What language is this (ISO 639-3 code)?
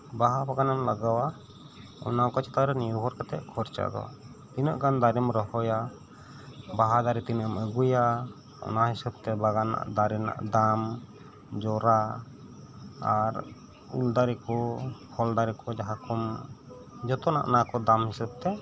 sat